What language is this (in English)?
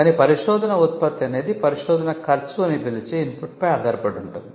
Telugu